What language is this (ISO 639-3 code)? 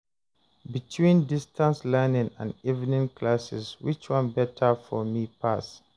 pcm